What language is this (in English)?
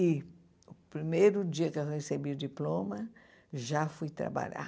Portuguese